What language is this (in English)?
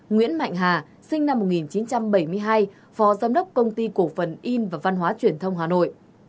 Vietnamese